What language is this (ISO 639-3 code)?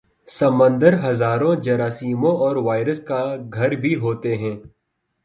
urd